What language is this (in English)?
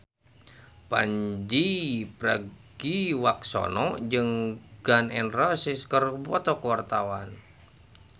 Sundanese